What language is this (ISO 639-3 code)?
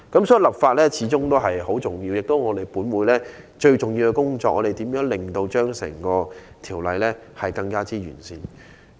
yue